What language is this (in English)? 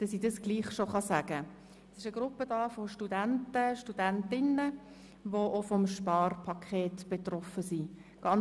Swiss German